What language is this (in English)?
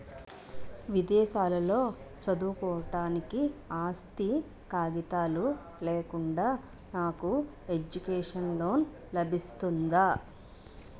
Telugu